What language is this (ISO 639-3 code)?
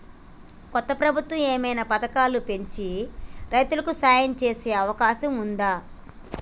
tel